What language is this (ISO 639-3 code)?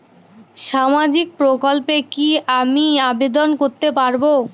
ben